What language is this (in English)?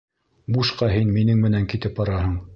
Bashkir